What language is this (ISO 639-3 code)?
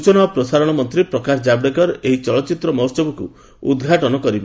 ori